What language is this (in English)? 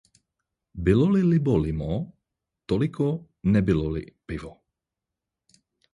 Czech